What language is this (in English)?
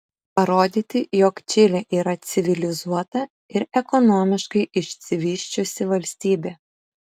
Lithuanian